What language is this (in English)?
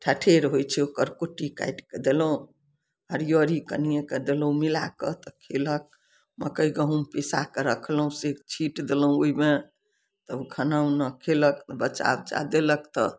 Maithili